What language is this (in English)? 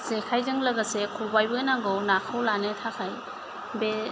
Bodo